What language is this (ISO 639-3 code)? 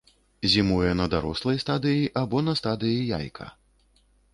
bel